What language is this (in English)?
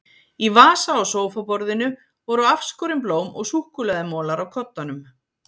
Icelandic